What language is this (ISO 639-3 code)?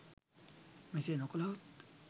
sin